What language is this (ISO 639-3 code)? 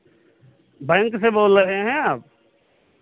hin